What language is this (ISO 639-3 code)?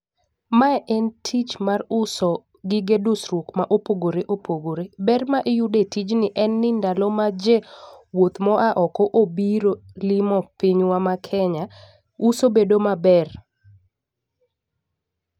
luo